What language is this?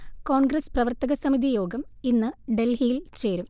Malayalam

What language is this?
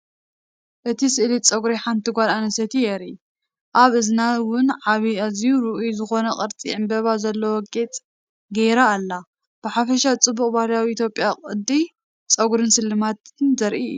Tigrinya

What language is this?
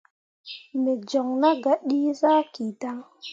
Mundang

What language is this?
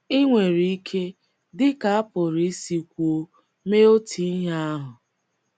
Igbo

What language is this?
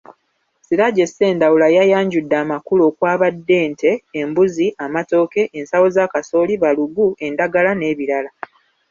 Ganda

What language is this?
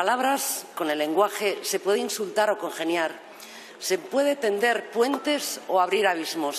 Spanish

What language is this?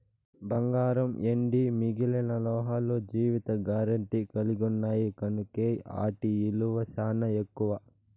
Telugu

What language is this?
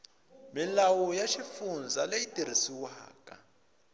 Tsonga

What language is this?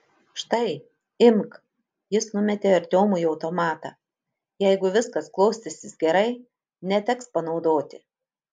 Lithuanian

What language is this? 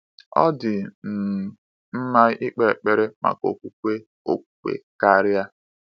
Igbo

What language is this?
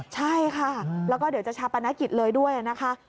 Thai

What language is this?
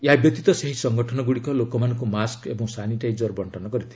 Odia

